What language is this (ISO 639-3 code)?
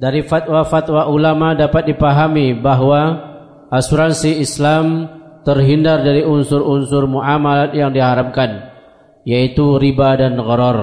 ind